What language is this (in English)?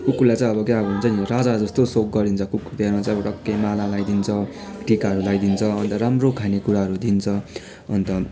Nepali